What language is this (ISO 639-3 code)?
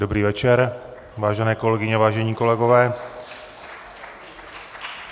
ces